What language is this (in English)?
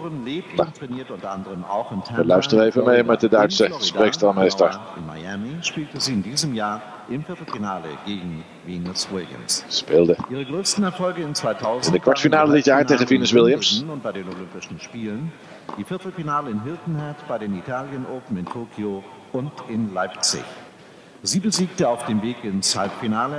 Dutch